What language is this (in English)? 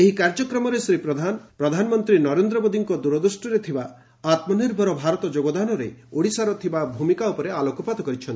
Odia